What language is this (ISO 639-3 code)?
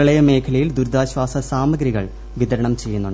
mal